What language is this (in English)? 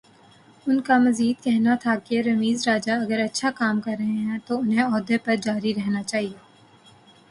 Urdu